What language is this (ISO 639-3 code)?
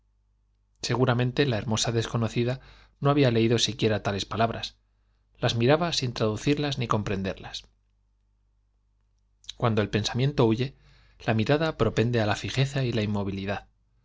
spa